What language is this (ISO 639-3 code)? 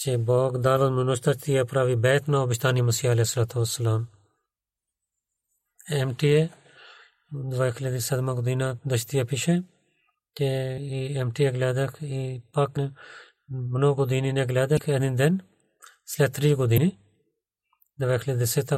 bul